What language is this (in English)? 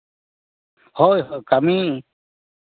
Santali